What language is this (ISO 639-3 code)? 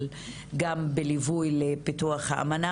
heb